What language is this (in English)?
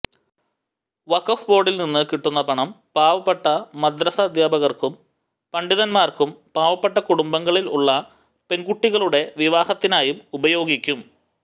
Malayalam